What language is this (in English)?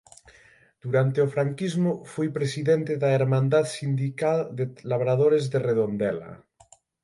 Galician